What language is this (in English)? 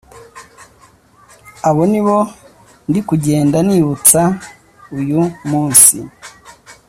Kinyarwanda